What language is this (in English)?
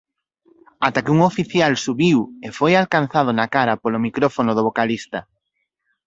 Galician